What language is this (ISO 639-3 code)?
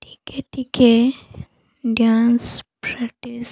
ori